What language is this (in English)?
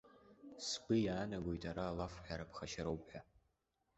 Abkhazian